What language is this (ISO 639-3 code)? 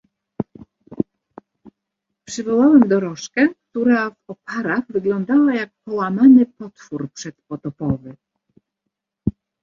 pol